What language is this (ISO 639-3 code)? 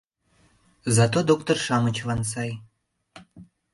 chm